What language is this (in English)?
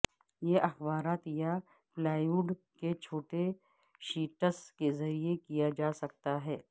Urdu